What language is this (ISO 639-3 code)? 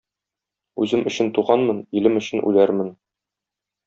tat